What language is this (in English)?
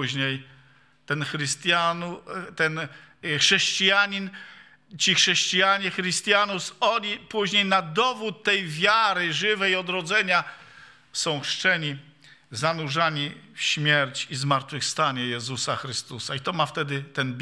Polish